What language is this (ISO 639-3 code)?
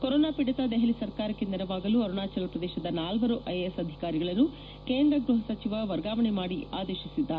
kan